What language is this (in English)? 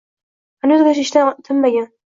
Uzbek